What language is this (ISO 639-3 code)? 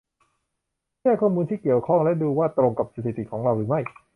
tha